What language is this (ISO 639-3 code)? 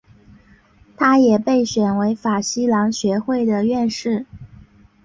zho